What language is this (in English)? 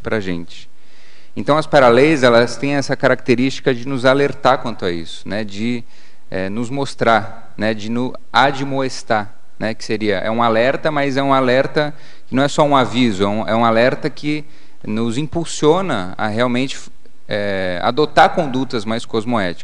Portuguese